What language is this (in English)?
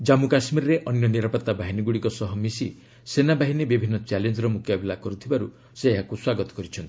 Odia